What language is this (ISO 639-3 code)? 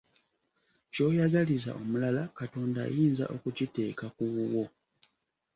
lug